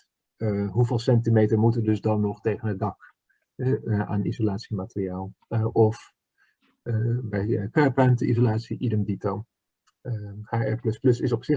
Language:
Dutch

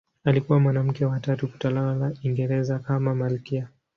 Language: Swahili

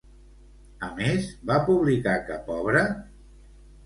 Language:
Catalan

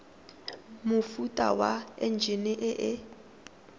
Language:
Tswana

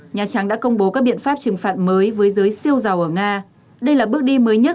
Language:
Vietnamese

